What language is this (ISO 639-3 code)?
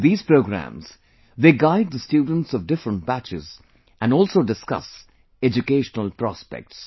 eng